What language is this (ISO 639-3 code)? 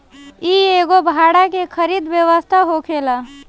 bho